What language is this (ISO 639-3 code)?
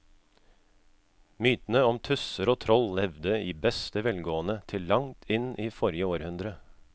nor